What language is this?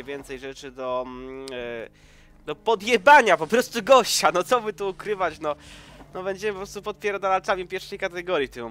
Polish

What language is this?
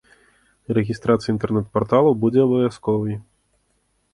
Belarusian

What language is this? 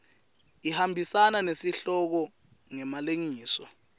Swati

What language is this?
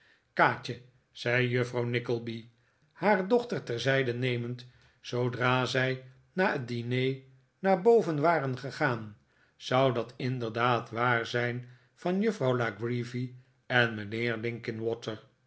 Dutch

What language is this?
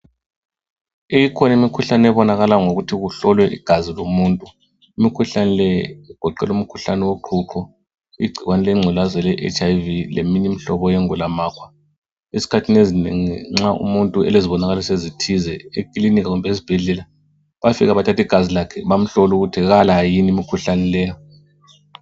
North Ndebele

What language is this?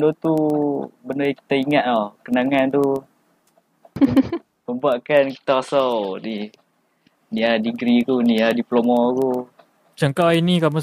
Malay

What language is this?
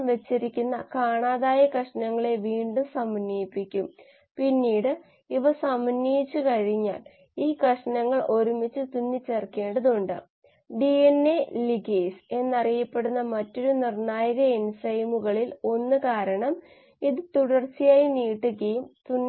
Malayalam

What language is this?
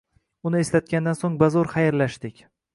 Uzbek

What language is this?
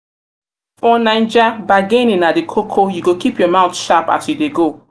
Nigerian Pidgin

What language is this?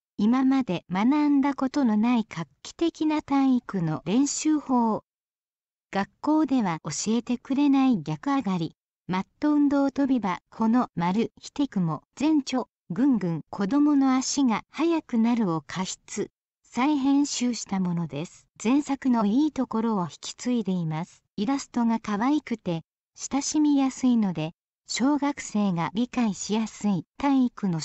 Japanese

